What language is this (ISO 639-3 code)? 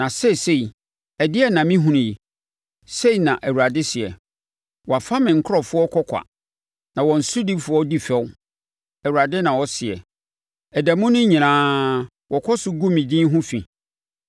aka